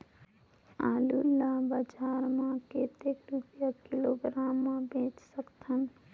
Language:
Chhattisgarhi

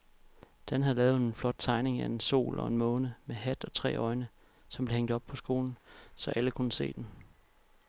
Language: Danish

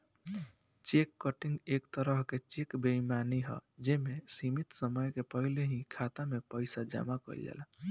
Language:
Bhojpuri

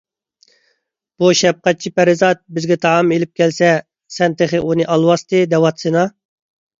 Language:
Uyghur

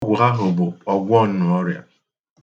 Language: Igbo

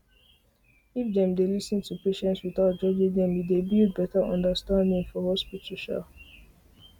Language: Nigerian Pidgin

